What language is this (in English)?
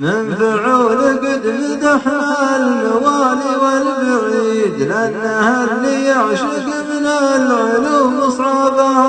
Arabic